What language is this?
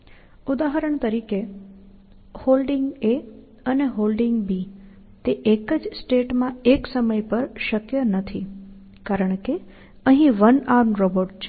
Gujarati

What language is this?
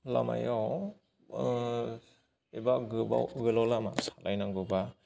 Bodo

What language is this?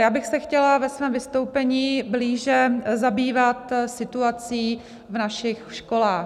Czech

